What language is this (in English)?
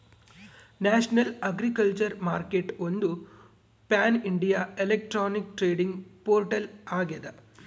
Kannada